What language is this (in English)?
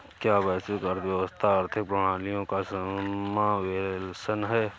Hindi